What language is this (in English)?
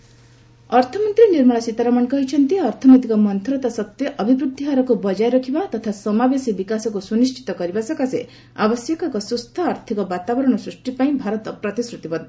Odia